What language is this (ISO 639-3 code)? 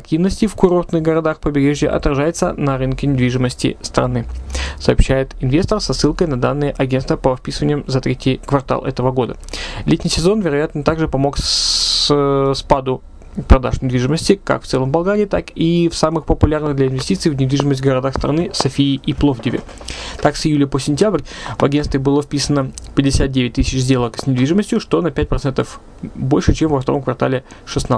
rus